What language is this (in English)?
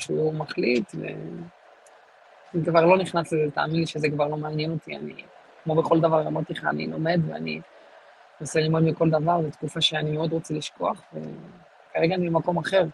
Hebrew